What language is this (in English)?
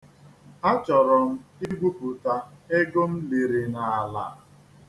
Igbo